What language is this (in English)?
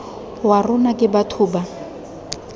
Tswana